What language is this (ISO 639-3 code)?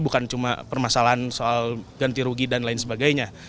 ind